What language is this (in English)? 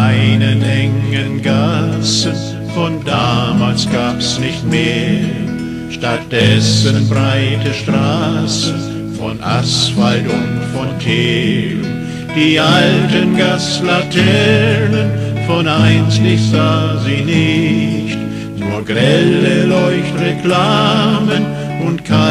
German